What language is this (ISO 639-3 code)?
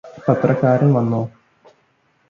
mal